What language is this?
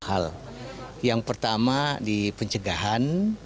Indonesian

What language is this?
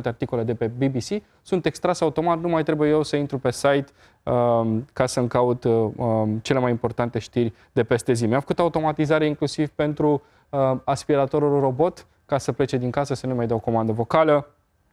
Romanian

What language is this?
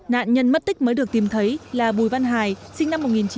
Vietnamese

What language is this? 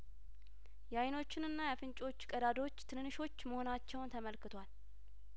Amharic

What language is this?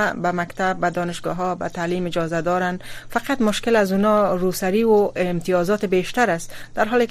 Persian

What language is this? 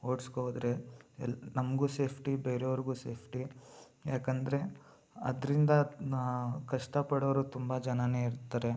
Kannada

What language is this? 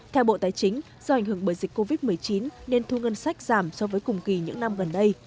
Vietnamese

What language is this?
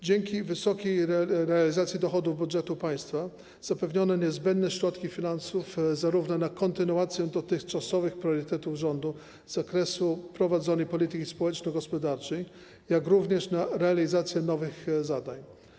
Polish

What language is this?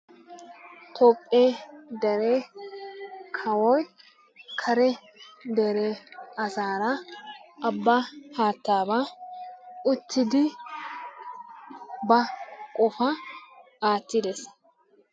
Wolaytta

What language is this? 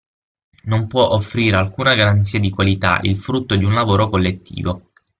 Italian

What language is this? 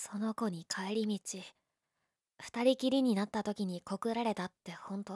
Japanese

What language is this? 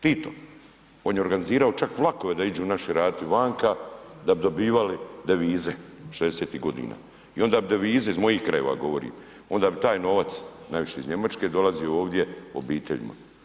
Croatian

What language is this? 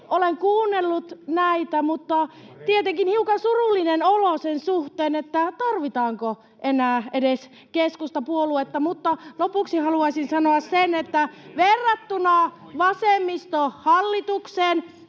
Finnish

